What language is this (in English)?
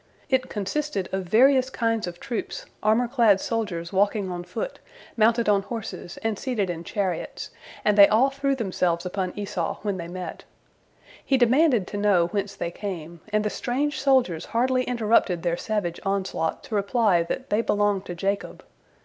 English